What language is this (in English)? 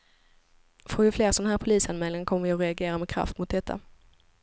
Swedish